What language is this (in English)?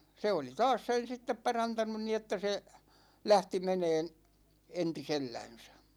Finnish